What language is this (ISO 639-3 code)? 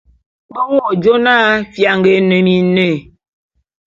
bum